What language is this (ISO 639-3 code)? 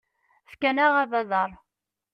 kab